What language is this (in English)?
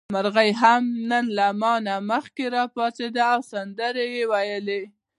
Pashto